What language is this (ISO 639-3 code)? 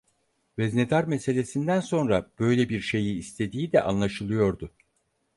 tur